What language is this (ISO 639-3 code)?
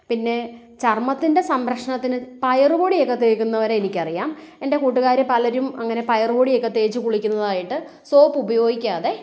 mal